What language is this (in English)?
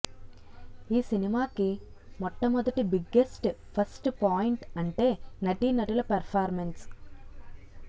Telugu